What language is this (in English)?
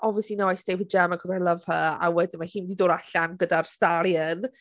Welsh